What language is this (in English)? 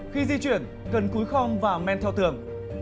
Vietnamese